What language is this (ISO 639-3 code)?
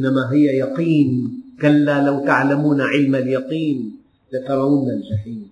ara